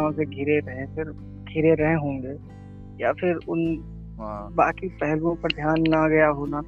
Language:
Hindi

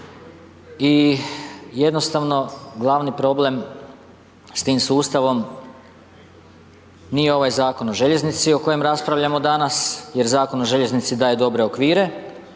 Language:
Croatian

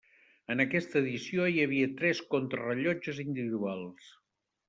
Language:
Catalan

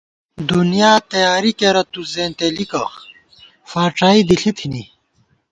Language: Gawar-Bati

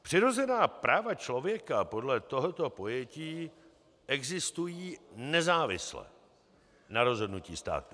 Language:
Czech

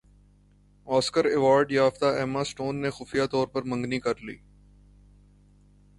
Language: Urdu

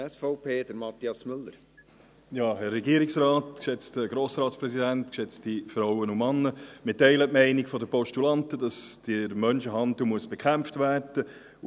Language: Swiss German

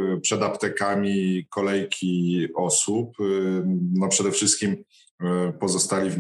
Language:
Polish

